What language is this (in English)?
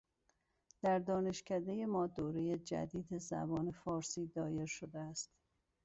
Persian